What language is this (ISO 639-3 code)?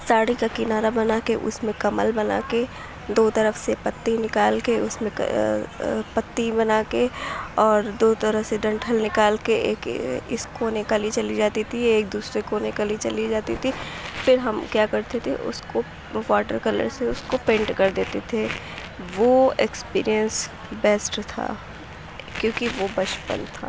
urd